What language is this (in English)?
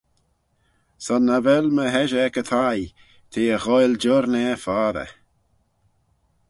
Manx